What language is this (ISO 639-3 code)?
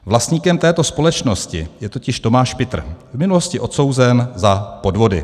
ces